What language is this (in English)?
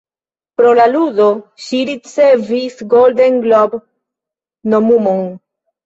Esperanto